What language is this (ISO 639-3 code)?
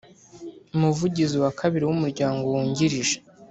kin